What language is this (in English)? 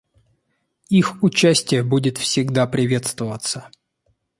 Russian